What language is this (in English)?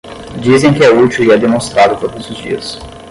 Portuguese